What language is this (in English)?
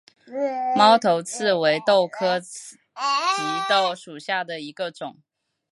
Chinese